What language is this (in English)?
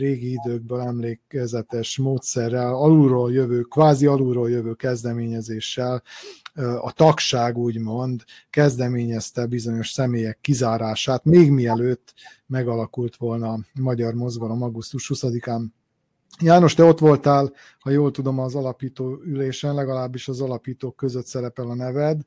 Hungarian